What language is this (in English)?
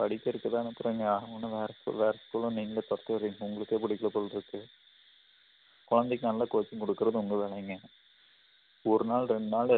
Tamil